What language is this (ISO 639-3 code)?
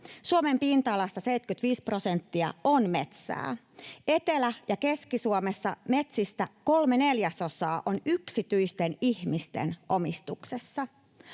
fin